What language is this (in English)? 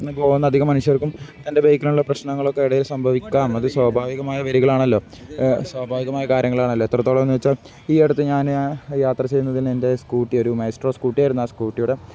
Malayalam